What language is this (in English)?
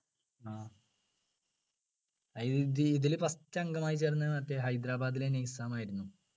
Malayalam